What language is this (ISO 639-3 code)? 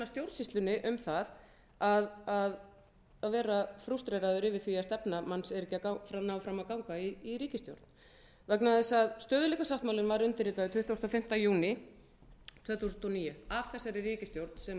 isl